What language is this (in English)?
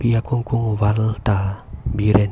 Karbi